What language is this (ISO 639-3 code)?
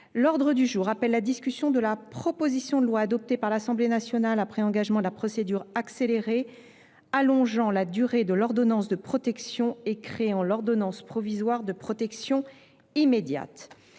fra